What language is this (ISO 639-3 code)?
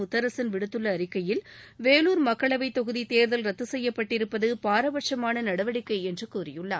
tam